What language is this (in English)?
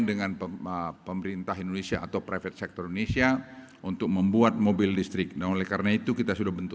Indonesian